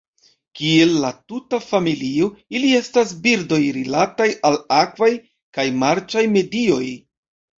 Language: Esperanto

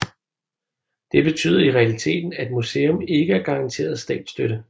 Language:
Danish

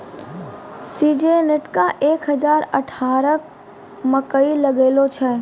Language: Maithili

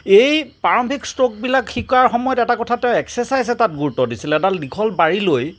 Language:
Assamese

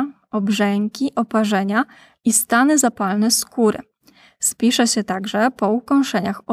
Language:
Polish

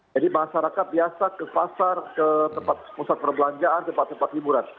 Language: Indonesian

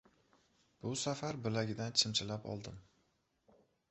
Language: Uzbek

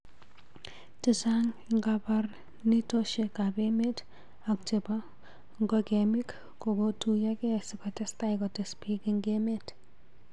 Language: Kalenjin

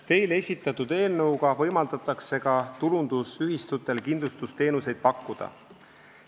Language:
Estonian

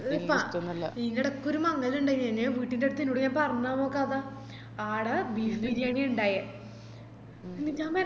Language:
Malayalam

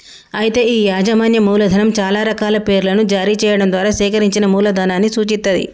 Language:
Telugu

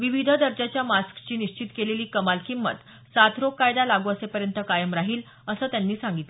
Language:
Marathi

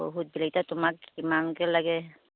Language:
Assamese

